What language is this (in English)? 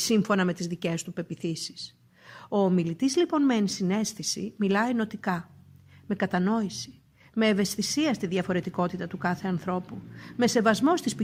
Greek